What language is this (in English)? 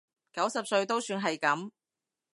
Cantonese